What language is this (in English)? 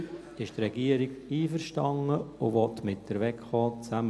Swiss German